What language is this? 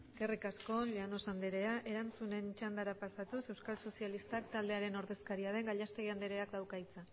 Basque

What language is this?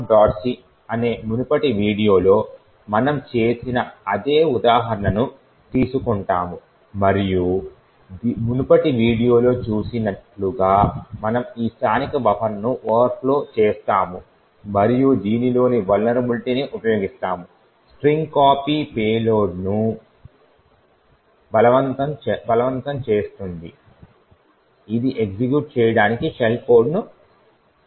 Telugu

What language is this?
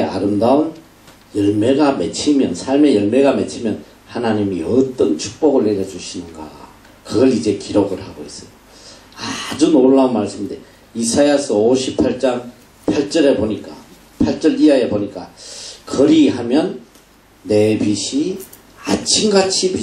Korean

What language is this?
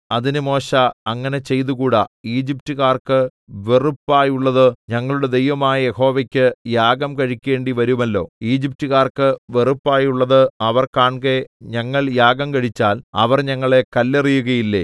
Malayalam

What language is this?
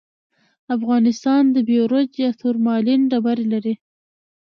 Pashto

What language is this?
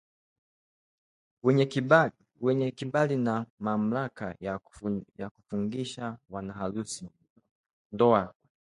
Swahili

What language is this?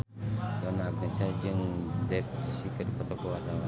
Sundanese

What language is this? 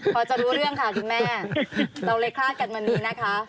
Thai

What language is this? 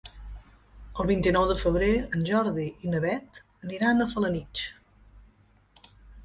Catalan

